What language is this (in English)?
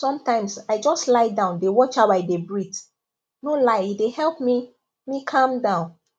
Nigerian Pidgin